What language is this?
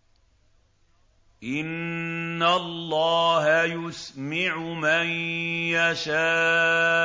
Arabic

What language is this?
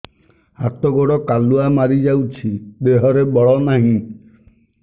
Odia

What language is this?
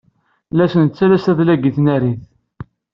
Kabyle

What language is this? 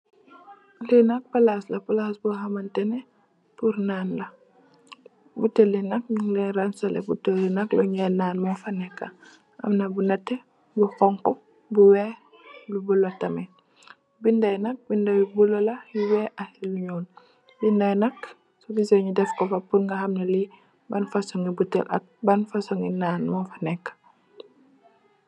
Wolof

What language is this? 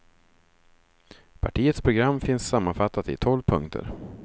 Swedish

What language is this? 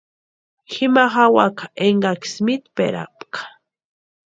Western Highland Purepecha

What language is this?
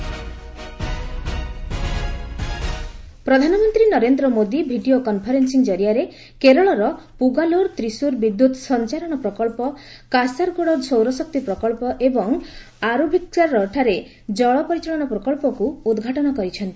Odia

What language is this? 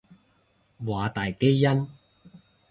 Cantonese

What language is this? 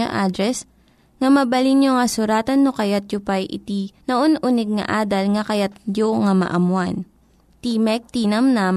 Filipino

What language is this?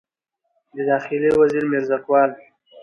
Pashto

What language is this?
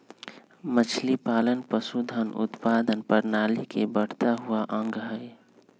Magahi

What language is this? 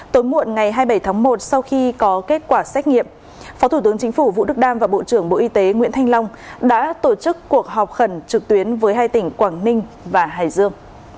Vietnamese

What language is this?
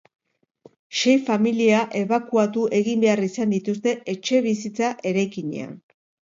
Basque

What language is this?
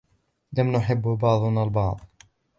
Arabic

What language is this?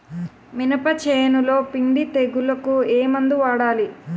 Telugu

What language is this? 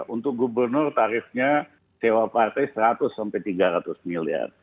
Indonesian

